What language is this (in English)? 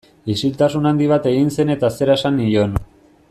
Basque